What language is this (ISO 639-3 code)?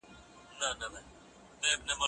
pus